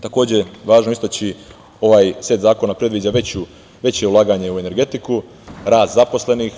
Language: Serbian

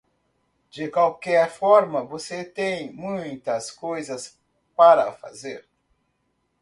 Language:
Portuguese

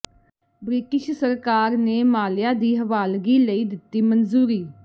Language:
Punjabi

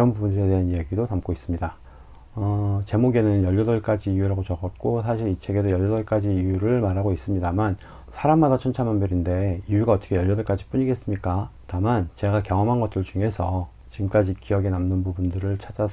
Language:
Korean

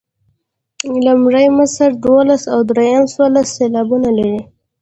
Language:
Pashto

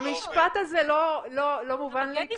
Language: Hebrew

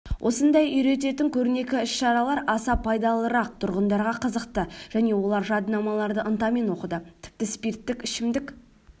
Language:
Kazakh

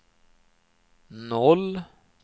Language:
Swedish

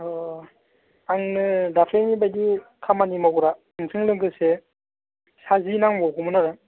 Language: Bodo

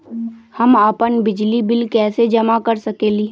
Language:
Magahi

